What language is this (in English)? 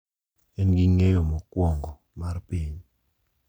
Luo (Kenya and Tanzania)